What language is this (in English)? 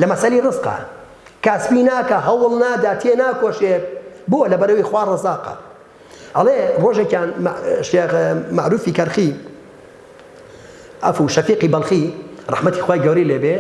Arabic